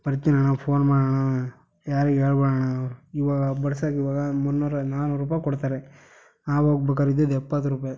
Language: Kannada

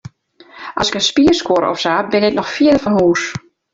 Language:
Western Frisian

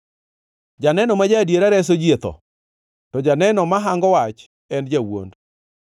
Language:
Luo (Kenya and Tanzania)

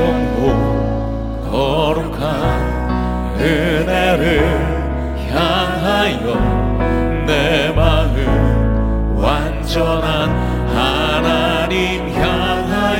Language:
Korean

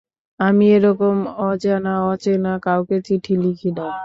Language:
Bangla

